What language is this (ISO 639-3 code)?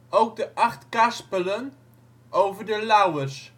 nld